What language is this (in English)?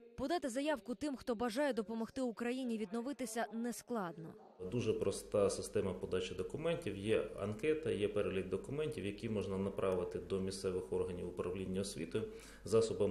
Ukrainian